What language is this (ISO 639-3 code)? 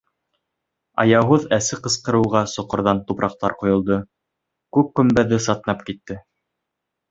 bak